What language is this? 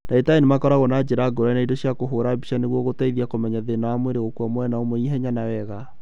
Kikuyu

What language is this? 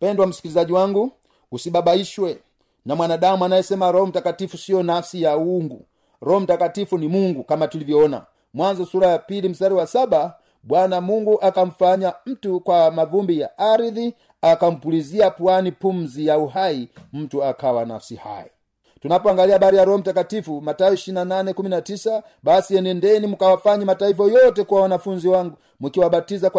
Swahili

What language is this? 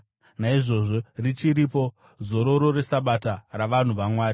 Shona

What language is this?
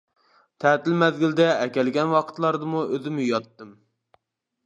Uyghur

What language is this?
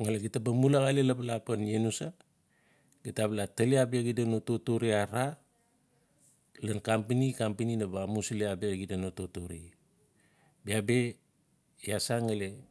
Notsi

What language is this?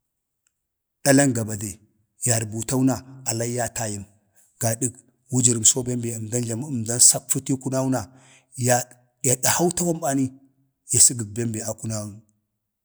Bade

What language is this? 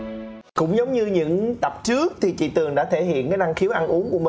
Vietnamese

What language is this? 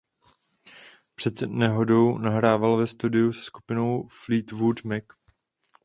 Czech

